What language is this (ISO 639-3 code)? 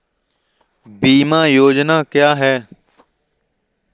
hin